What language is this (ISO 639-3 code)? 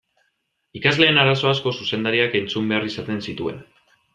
eus